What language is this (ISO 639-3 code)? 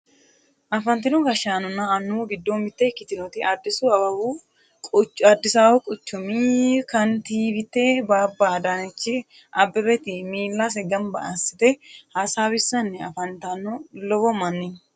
sid